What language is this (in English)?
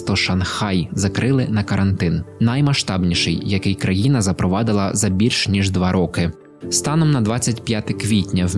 Ukrainian